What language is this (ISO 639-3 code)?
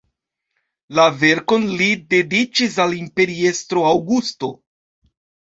epo